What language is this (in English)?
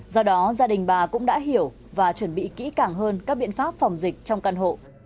Vietnamese